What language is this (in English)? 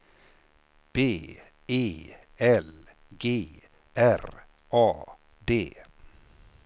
Swedish